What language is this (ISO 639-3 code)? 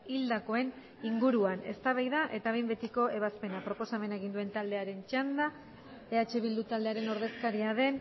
eus